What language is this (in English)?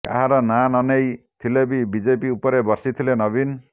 Odia